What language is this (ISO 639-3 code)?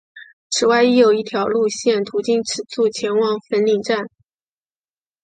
zho